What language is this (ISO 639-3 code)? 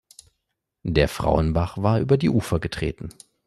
deu